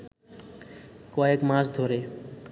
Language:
Bangla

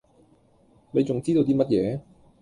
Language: Cantonese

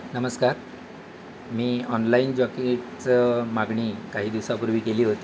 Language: Marathi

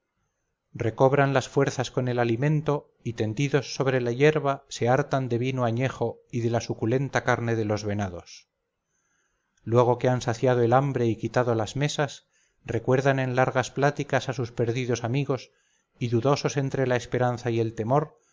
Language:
Spanish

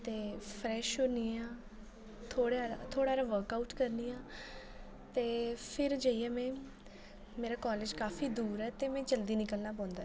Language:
Dogri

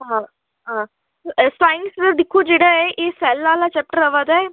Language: Dogri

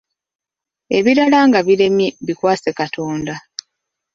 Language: Ganda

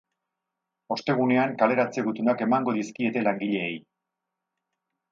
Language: Basque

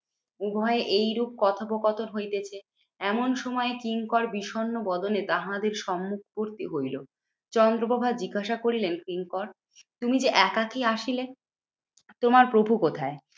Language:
Bangla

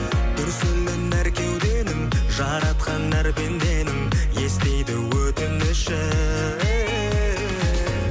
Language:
Kazakh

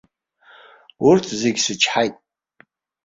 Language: Abkhazian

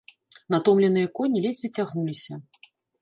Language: Belarusian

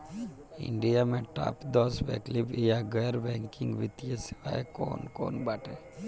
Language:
Bhojpuri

